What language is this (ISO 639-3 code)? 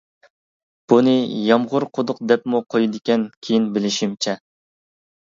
uig